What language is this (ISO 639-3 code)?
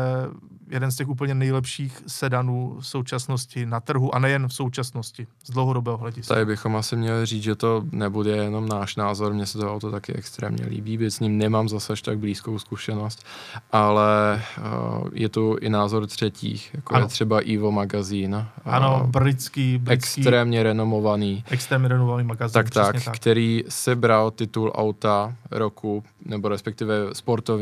ces